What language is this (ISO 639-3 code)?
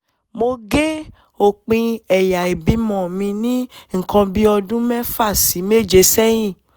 yor